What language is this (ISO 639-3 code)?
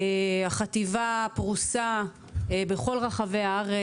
heb